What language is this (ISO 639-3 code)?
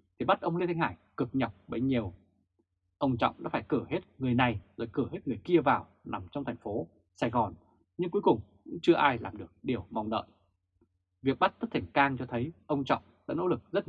vie